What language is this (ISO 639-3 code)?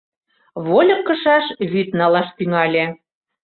chm